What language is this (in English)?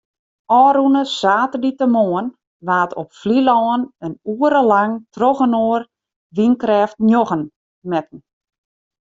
Western Frisian